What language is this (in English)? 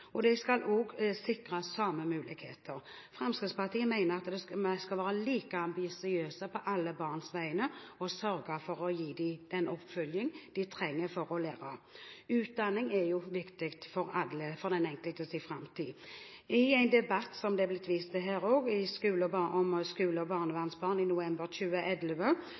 Norwegian Bokmål